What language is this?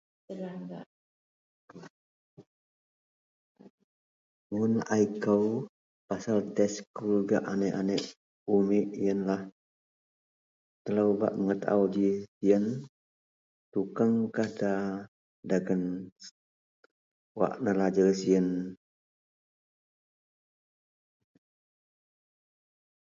Central Melanau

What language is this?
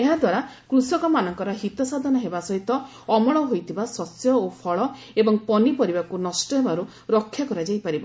Odia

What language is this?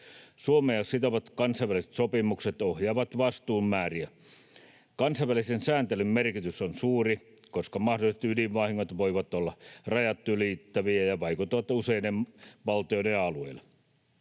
Finnish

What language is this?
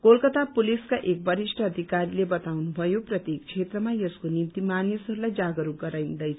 Nepali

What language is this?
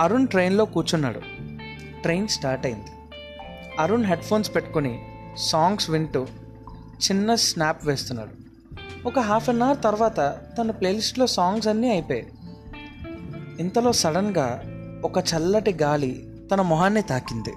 Telugu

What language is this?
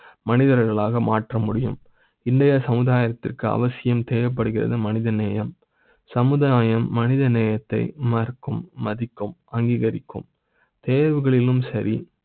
Tamil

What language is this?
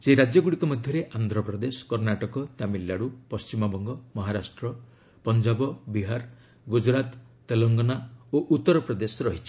Odia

